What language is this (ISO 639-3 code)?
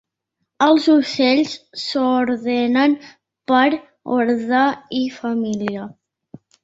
cat